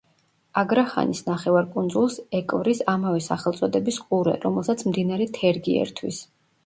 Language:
Georgian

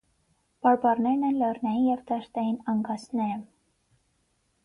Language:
Armenian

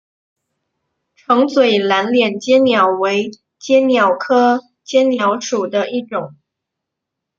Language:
Chinese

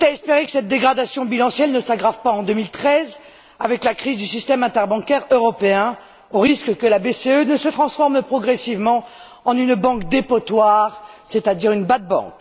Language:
French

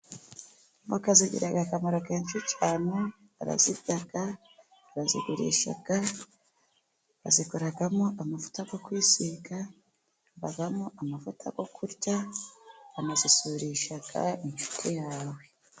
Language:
Kinyarwanda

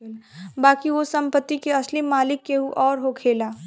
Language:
Bhojpuri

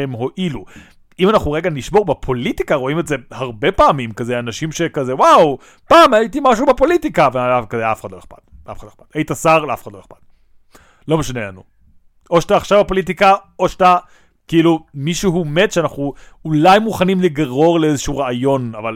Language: Hebrew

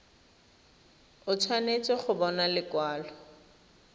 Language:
Tswana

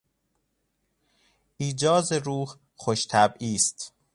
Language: Persian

